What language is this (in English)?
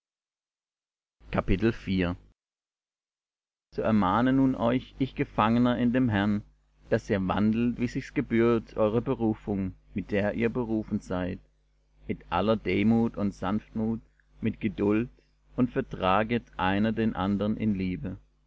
German